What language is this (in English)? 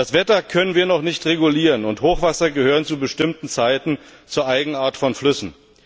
German